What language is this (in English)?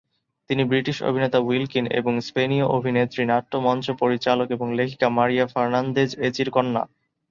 Bangla